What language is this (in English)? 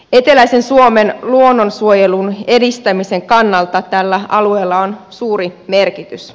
Finnish